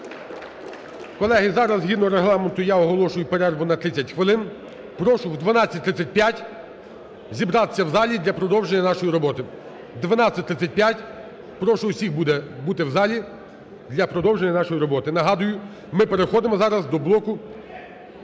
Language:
Ukrainian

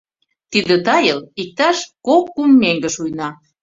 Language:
Mari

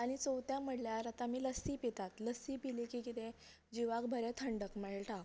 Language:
Konkani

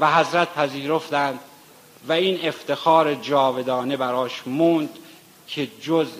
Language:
Persian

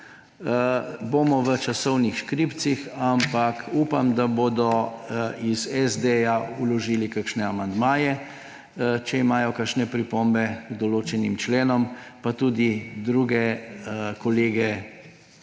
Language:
Slovenian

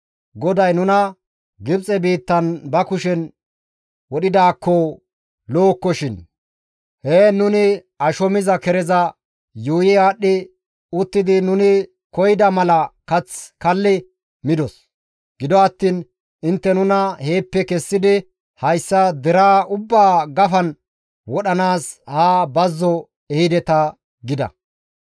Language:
Gamo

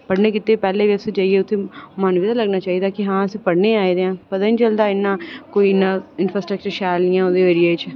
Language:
Dogri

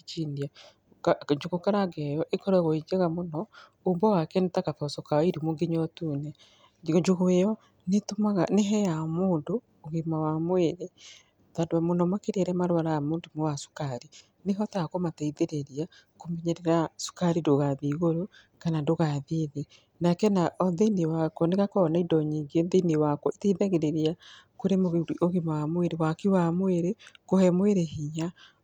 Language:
Kikuyu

